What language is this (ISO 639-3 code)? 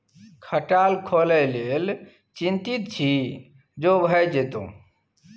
mai